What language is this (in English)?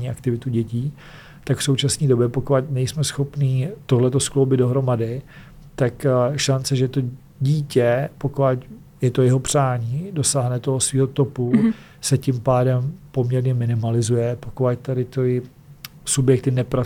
Czech